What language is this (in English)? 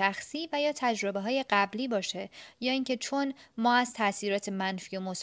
Persian